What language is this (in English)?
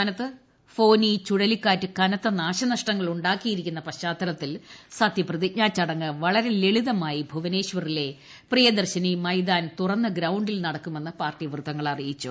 Malayalam